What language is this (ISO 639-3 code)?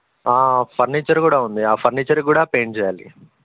tel